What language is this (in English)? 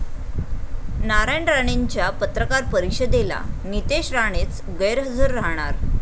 Marathi